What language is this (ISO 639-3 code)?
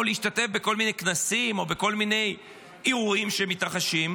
heb